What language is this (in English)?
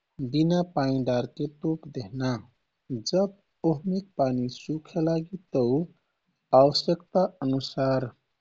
Kathoriya Tharu